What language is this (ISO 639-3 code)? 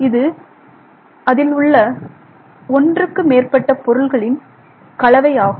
tam